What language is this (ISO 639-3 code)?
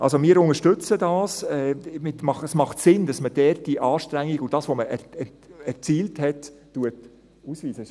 gsw